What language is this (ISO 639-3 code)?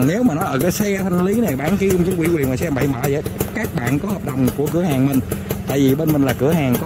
vie